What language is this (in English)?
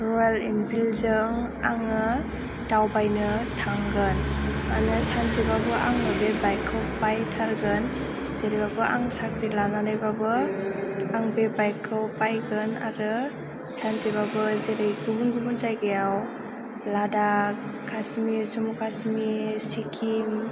Bodo